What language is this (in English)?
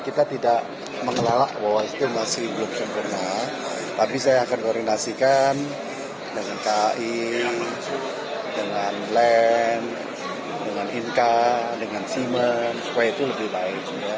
Indonesian